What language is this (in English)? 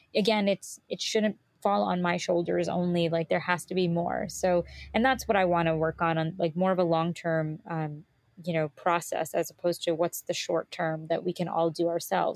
English